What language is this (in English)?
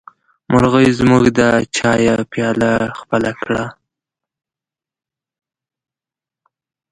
Pashto